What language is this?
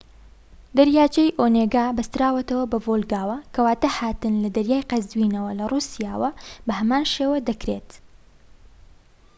Central Kurdish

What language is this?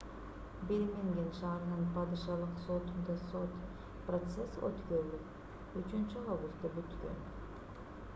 Kyrgyz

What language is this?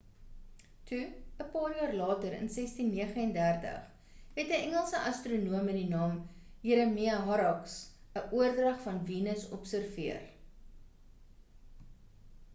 Afrikaans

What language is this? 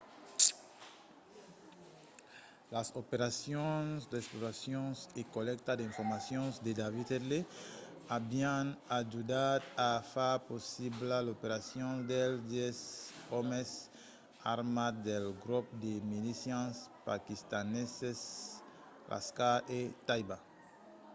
Occitan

